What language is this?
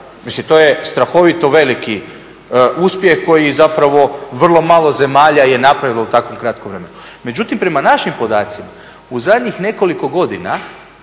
Croatian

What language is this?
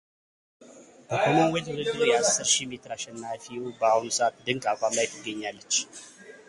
Amharic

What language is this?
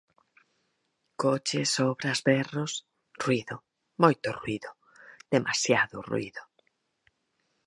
Galician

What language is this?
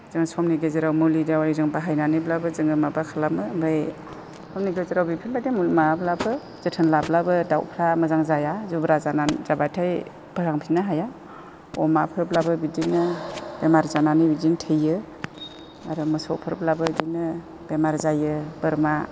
Bodo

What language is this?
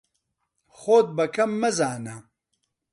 Central Kurdish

